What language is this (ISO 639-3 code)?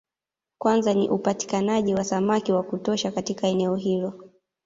swa